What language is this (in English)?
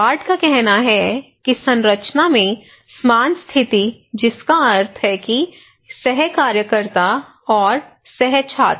Hindi